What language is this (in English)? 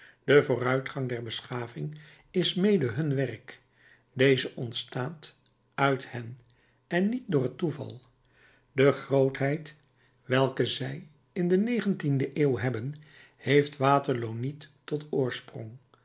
Dutch